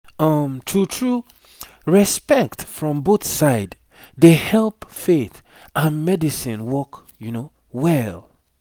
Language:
Nigerian Pidgin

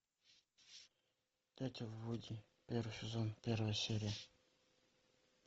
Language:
Russian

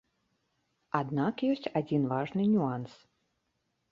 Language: Belarusian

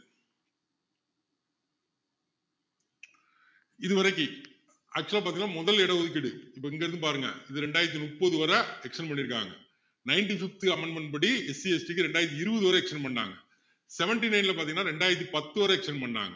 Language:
Tamil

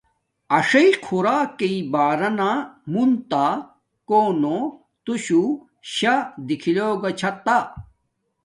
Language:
Domaaki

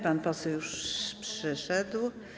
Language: Polish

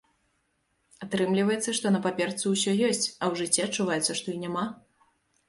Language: Belarusian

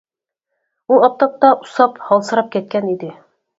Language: Uyghur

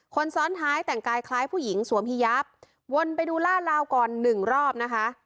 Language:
Thai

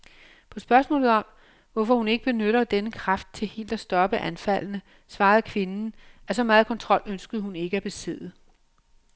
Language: Danish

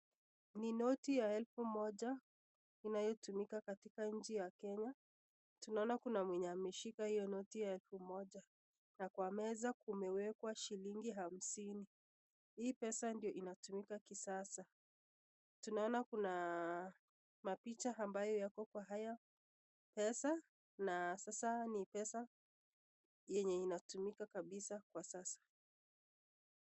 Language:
Swahili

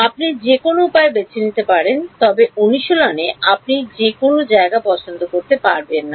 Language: Bangla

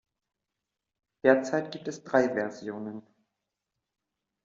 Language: German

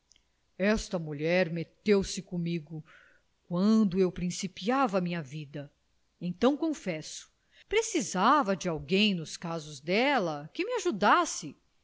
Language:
Portuguese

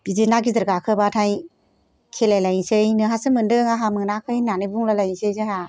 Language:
Bodo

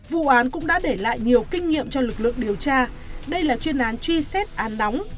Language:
Vietnamese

